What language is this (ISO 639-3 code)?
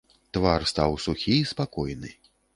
bel